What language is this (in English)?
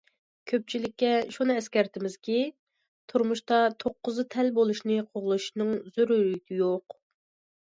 Uyghur